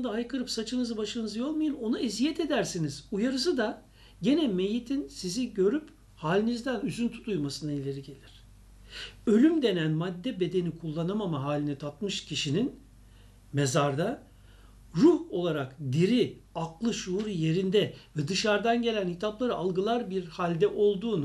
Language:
Turkish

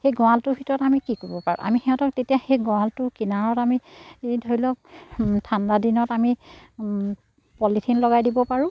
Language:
Assamese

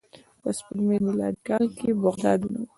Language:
Pashto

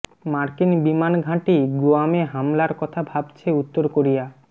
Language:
Bangla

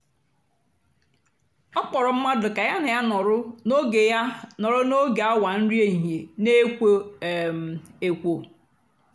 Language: Igbo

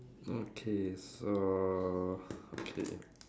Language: English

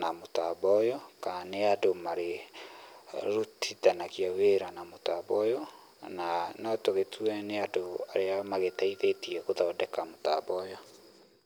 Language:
Kikuyu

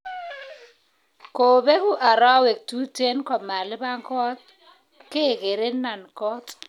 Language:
Kalenjin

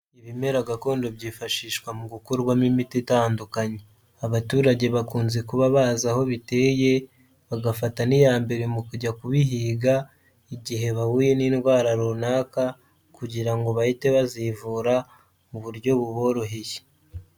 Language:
Kinyarwanda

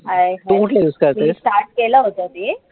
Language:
Marathi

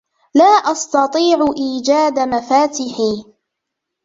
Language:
Arabic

